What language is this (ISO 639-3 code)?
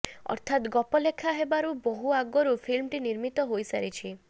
ori